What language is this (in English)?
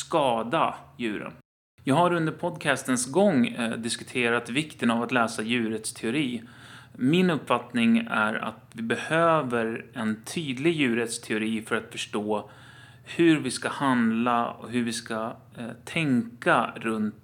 Swedish